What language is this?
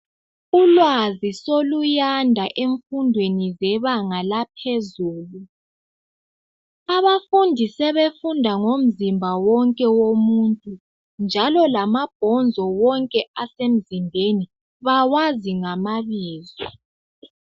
North Ndebele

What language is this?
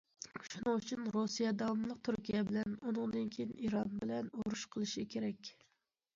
Uyghur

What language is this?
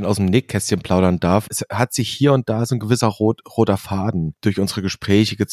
German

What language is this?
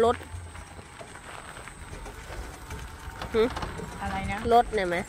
Thai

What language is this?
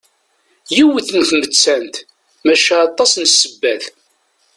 Kabyle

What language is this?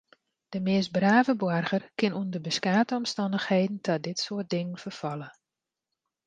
Western Frisian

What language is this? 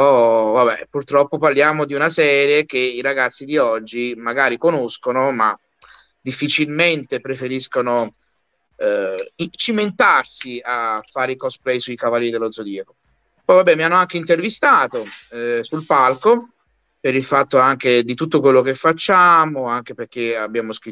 Italian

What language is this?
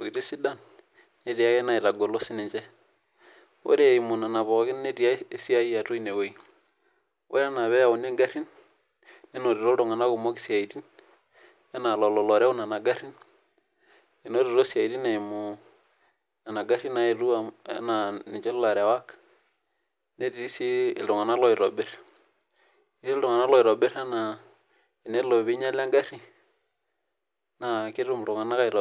Masai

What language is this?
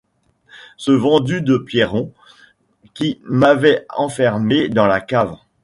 French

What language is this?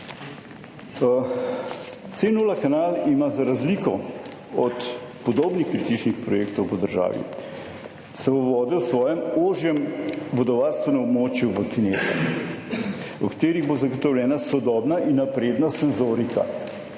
Slovenian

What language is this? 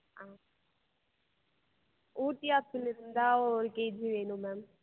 Tamil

